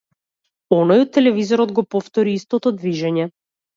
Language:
Macedonian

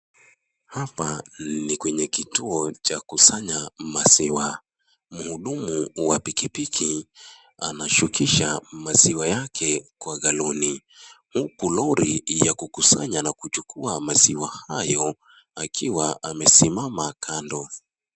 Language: Swahili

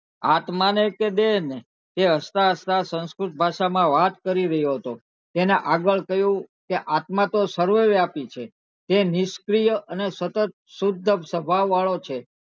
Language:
Gujarati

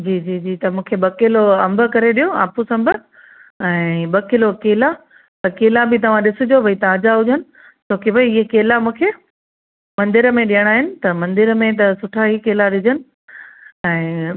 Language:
Sindhi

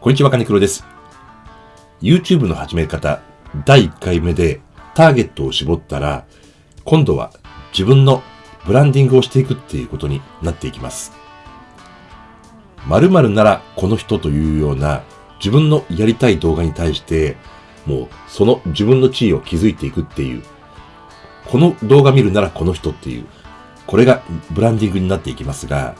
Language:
Japanese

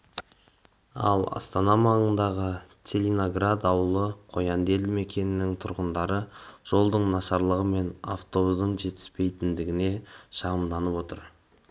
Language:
Kazakh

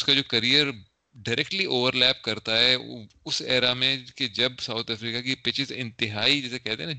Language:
Urdu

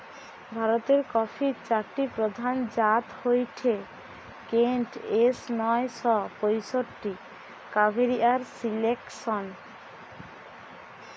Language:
Bangla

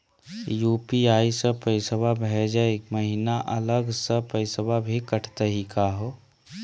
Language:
Magahi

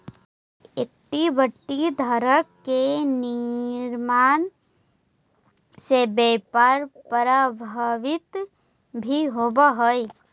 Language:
Magahi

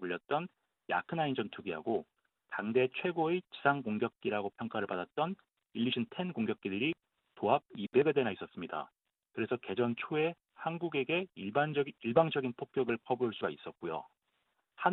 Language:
Korean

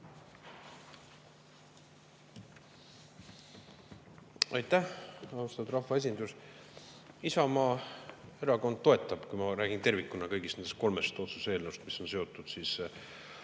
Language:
Estonian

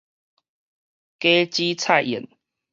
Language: Min Nan Chinese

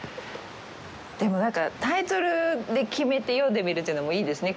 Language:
Japanese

